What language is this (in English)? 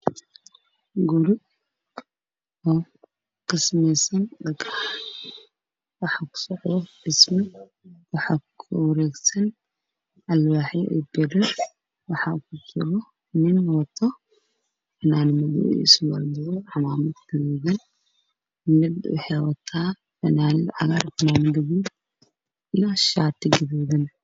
Somali